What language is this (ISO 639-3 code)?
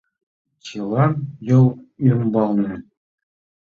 chm